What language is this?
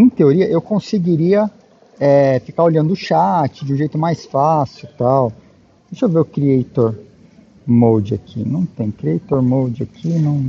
Portuguese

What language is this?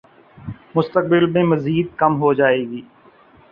Urdu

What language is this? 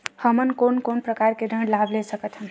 Chhattisgarhi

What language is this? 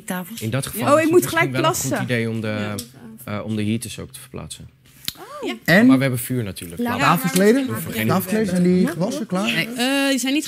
Dutch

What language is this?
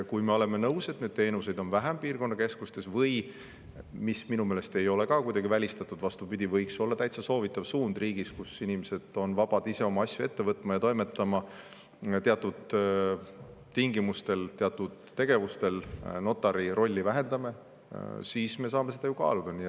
Estonian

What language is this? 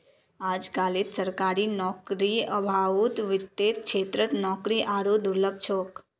Magahi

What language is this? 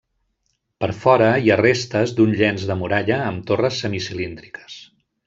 Catalan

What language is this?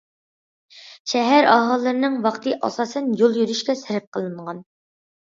Uyghur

